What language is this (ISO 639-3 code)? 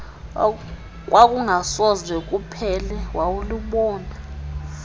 xho